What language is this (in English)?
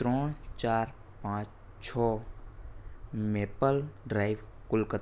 Gujarati